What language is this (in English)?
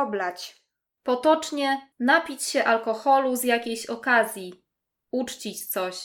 Polish